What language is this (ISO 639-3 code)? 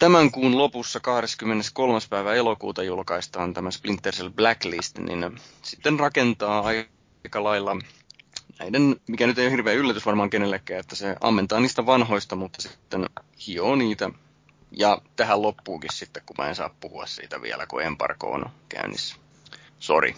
fin